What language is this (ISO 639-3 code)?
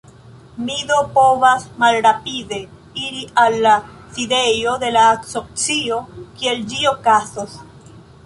epo